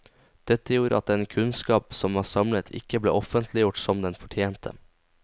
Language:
Norwegian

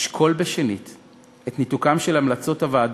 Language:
Hebrew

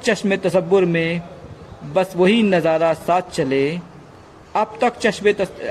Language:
Hindi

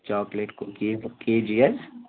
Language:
Kashmiri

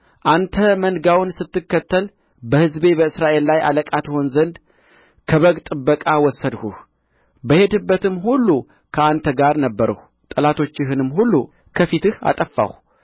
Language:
Amharic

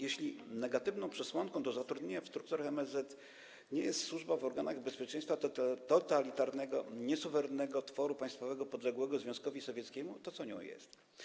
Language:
Polish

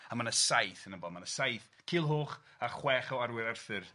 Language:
Welsh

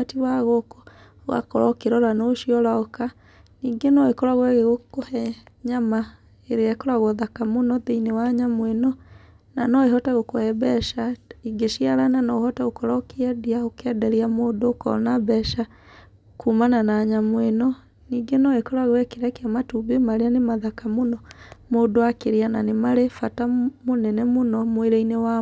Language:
Kikuyu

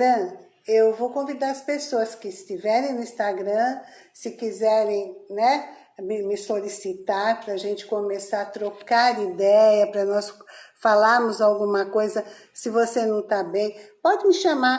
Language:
Portuguese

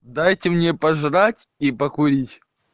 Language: Russian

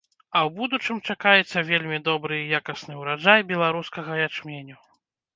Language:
Belarusian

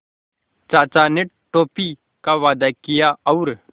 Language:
Hindi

